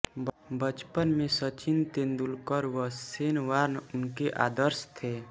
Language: Hindi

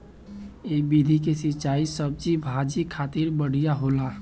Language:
Bhojpuri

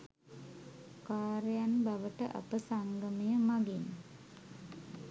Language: Sinhala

